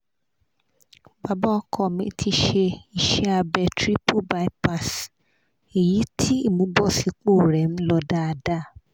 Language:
Yoruba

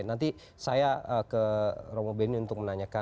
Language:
Indonesian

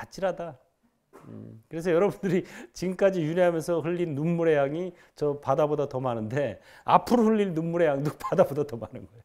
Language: Korean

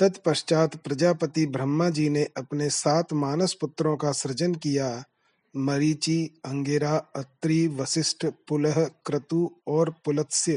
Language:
Hindi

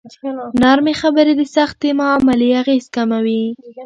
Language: Pashto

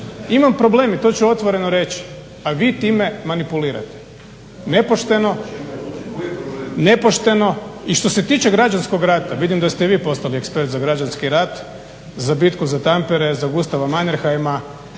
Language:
Croatian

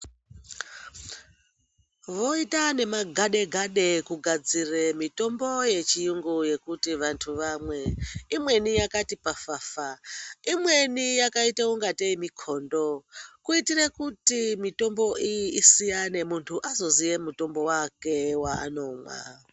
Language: Ndau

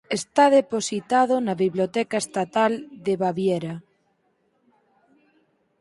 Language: Galician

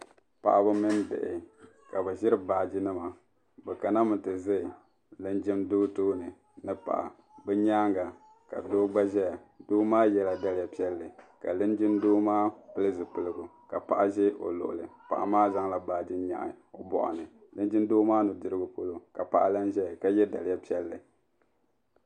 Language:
Dagbani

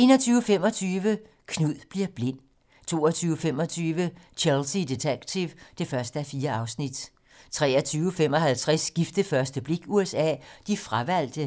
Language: Danish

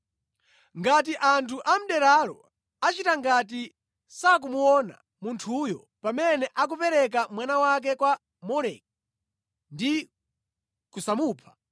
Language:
Nyanja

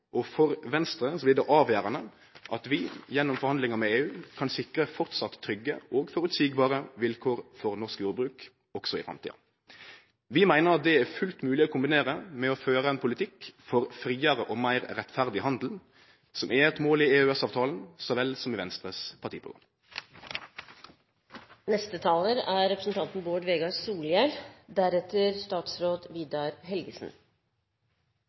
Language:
Norwegian Nynorsk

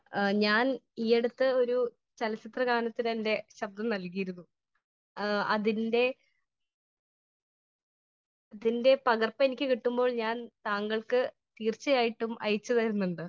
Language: Malayalam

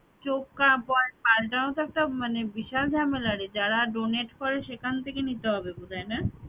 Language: Bangla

